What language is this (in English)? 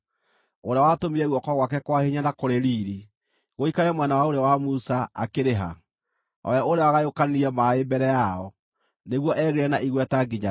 Kikuyu